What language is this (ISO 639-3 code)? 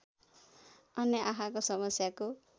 nep